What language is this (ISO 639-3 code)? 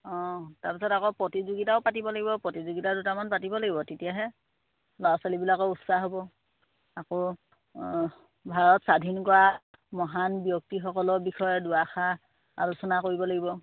asm